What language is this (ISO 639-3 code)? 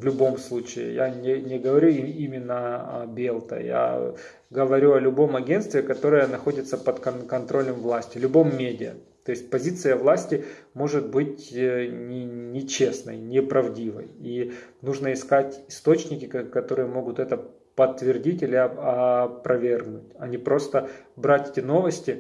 rus